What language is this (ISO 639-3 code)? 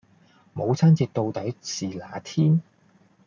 yue